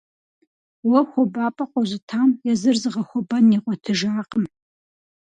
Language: Kabardian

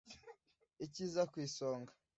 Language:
Kinyarwanda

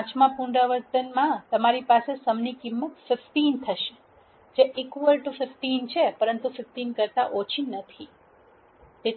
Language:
Gujarati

